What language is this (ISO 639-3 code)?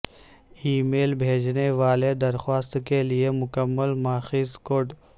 urd